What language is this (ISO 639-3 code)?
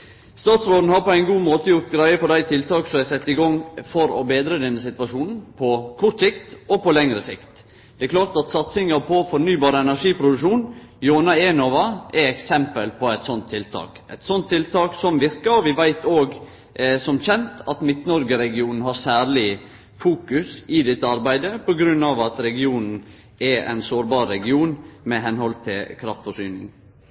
nno